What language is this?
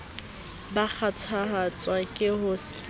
Southern Sotho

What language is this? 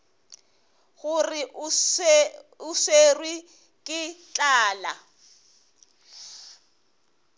Northern Sotho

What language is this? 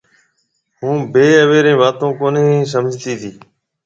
Marwari (Pakistan)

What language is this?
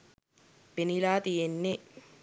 Sinhala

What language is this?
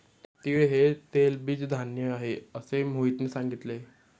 Marathi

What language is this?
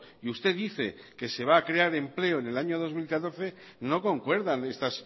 Spanish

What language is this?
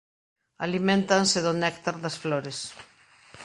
Galician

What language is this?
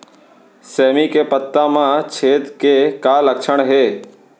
Chhattisgarhi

